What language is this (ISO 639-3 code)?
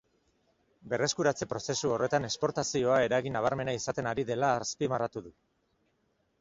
eus